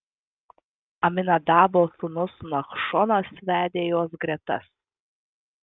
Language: Lithuanian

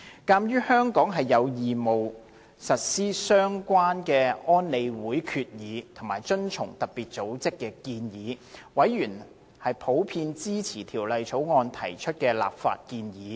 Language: Cantonese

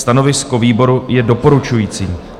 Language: Czech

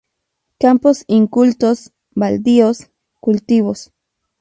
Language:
Spanish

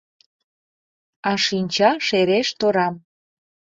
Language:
Mari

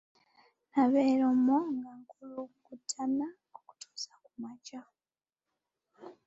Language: Ganda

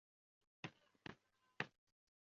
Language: Chinese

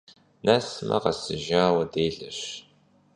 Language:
Kabardian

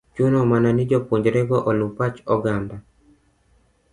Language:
Luo (Kenya and Tanzania)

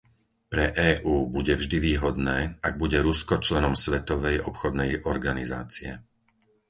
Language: Slovak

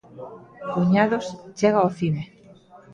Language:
Galician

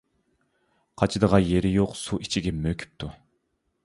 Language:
Uyghur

